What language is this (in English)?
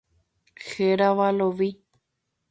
Guarani